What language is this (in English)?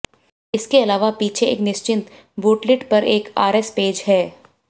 Hindi